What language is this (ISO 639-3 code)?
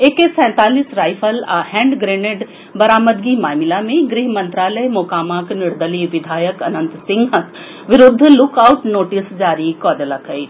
mai